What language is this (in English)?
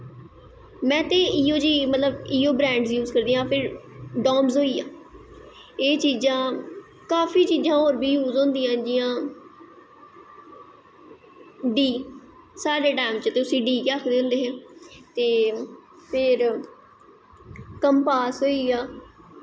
Dogri